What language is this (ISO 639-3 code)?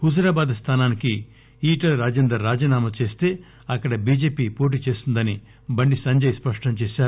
tel